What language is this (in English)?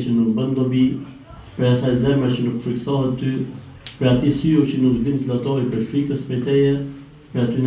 Turkish